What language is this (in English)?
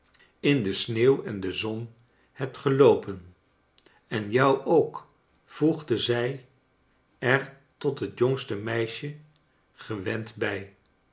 Dutch